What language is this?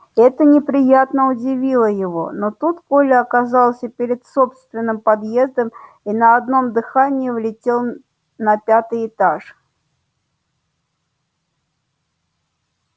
Russian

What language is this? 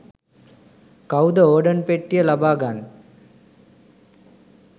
Sinhala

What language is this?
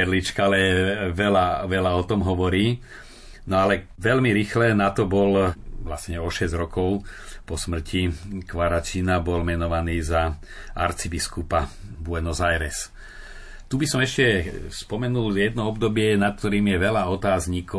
Slovak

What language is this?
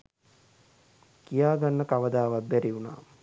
Sinhala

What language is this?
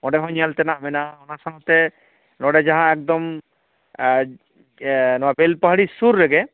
Santali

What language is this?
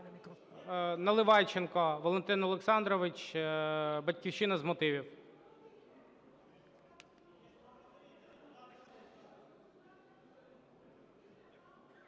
Ukrainian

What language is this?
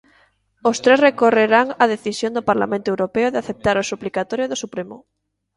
Galician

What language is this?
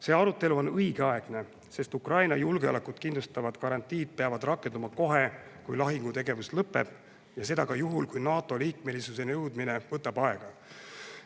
Estonian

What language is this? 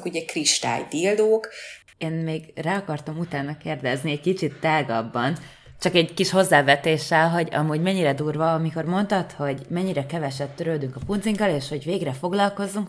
Hungarian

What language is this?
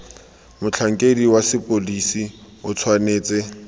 Tswana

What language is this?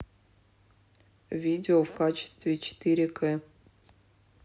Russian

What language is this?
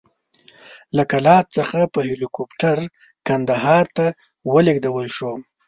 Pashto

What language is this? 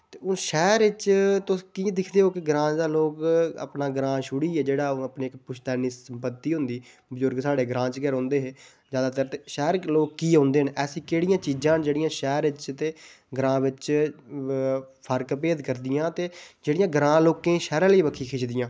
Dogri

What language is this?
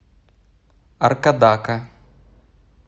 Russian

